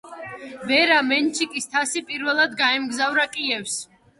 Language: Georgian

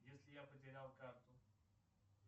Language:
Russian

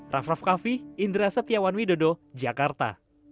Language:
Indonesian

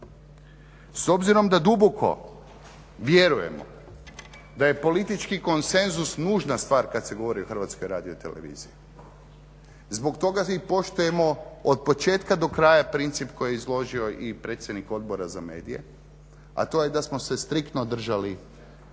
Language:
Croatian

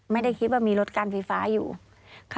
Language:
Thai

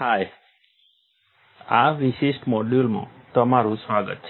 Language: Gujarati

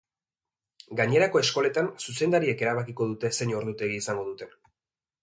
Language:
Basque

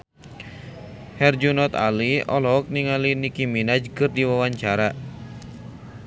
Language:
Sundanese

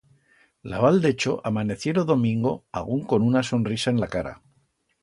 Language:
Aragonese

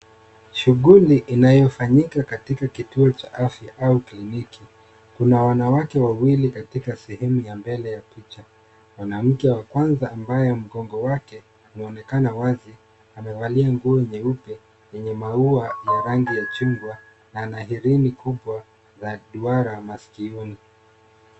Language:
Swahili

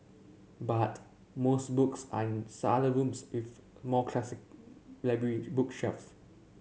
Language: English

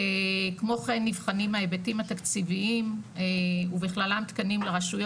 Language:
Hebrew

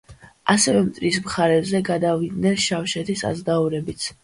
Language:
Georgian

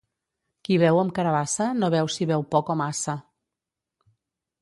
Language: Catalan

